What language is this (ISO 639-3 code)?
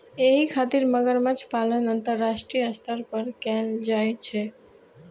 mai